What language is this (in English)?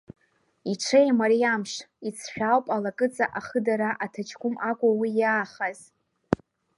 Abkhazian